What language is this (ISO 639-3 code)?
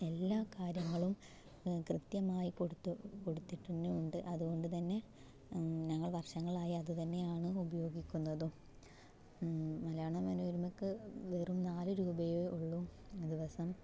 mal